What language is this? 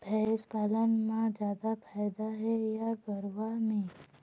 Chhattisgarhi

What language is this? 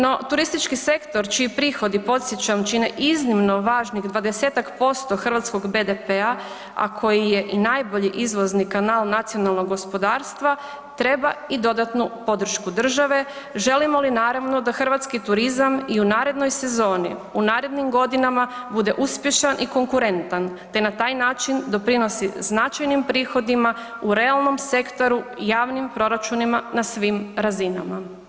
Croatian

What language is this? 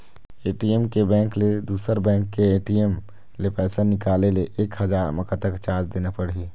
Chhattisgarhi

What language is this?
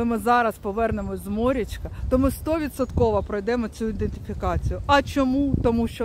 Ukrainian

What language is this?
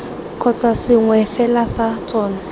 Tswana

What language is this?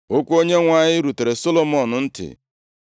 Igbo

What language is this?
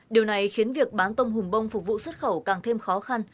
Vietnamese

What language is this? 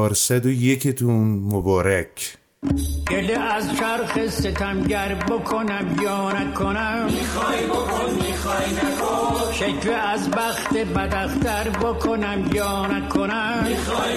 Persian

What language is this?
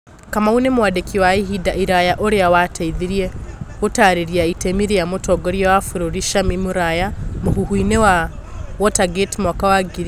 Kikuyu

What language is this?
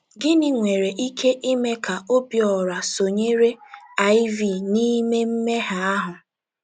Igbo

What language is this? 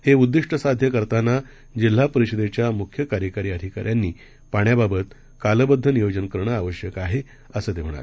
Marathi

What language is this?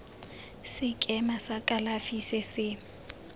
Tswana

